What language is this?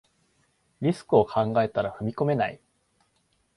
Japanese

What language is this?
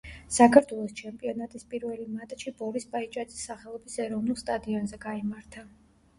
Georgian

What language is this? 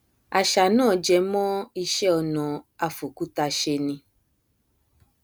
Yoruba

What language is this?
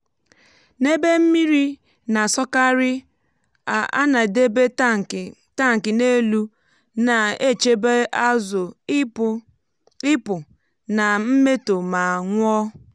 Igbo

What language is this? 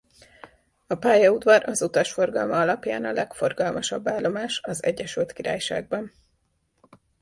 Hungarian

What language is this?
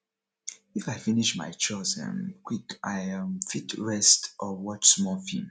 Nigerian Pidgin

